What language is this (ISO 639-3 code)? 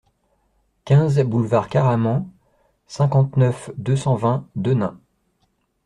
fra